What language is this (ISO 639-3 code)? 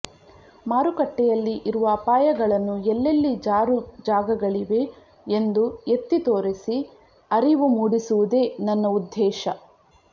kan